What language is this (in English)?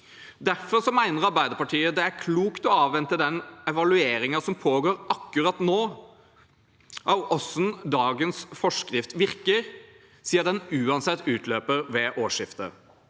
Norwegian